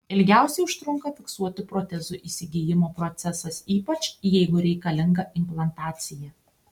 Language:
Lithuanian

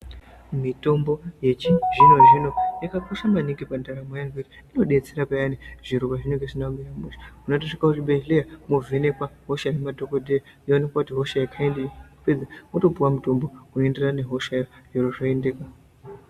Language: Ndau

